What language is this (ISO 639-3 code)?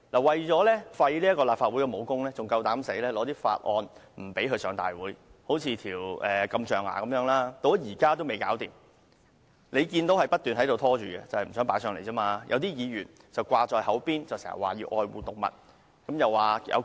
yue